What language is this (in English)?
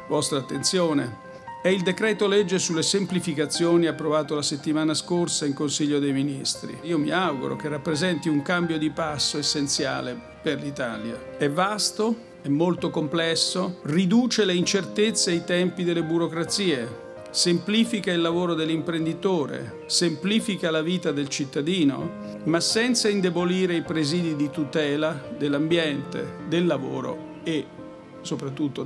Italian